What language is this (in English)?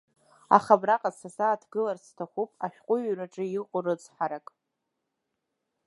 Abkhazian